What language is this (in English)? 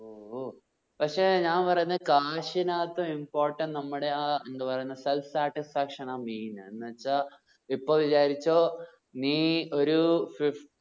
Malayalam